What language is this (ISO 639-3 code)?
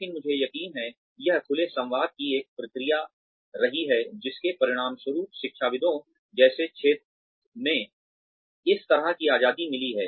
hin